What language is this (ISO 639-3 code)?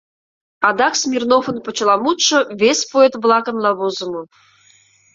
chm